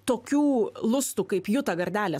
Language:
Lithuanian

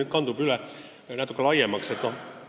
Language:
Estonian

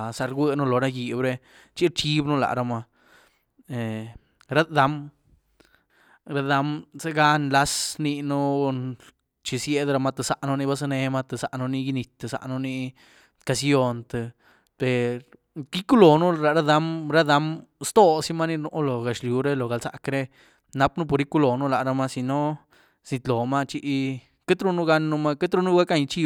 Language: Güilá Zapotec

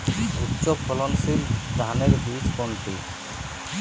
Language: Bangla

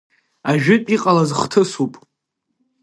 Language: Abkhazian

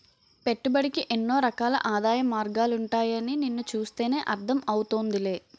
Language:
Telugu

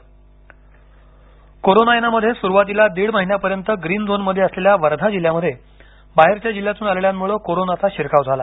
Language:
Marathi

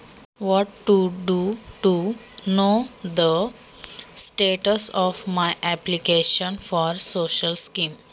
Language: Marathi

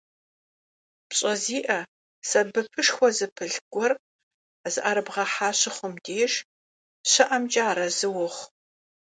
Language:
Kabardian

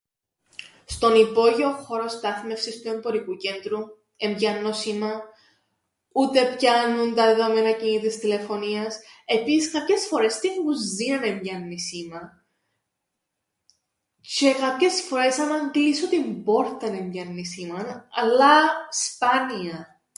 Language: Greek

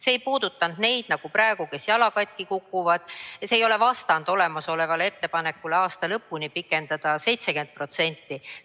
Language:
Estonian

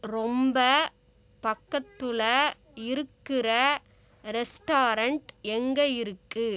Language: Tamil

